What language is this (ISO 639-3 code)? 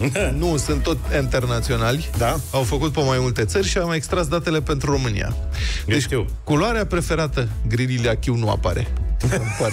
ron